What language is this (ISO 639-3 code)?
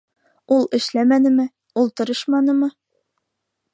bak